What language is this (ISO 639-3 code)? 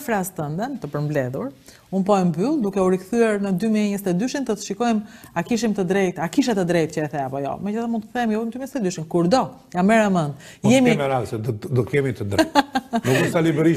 ron